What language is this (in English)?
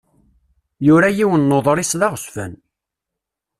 Kabyle